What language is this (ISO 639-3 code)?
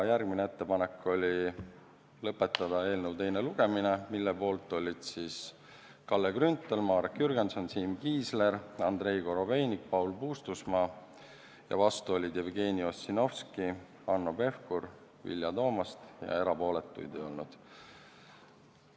est